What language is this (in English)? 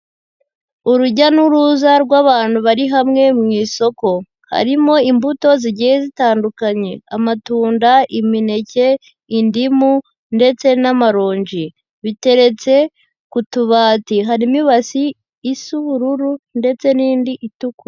Kinyarwanda